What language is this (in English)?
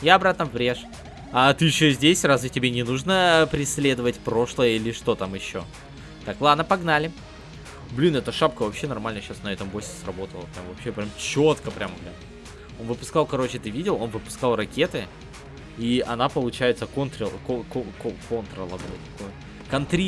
Russian